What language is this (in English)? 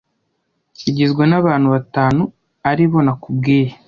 Kinyarwanda